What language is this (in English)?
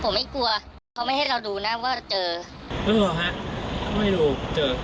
Thai